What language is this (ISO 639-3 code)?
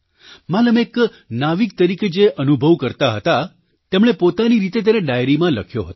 guj